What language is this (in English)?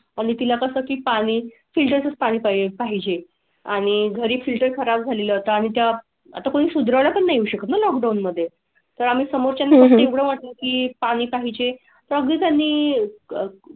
Marathi